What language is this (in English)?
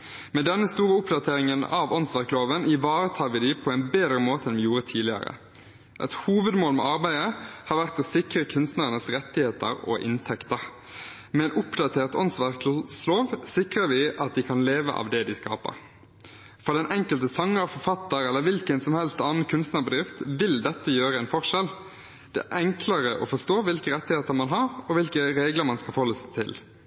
Norwegian Bokmål